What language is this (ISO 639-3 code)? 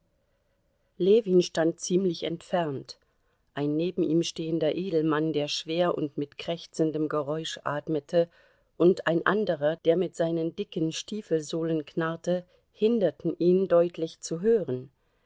deu